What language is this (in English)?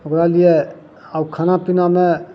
Maithili